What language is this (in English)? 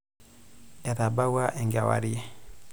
Masai